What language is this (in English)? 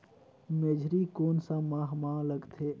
Chhattisgarhi